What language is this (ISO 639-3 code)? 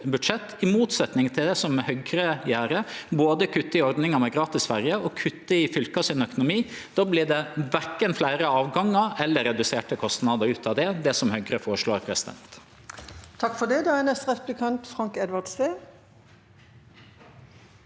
nor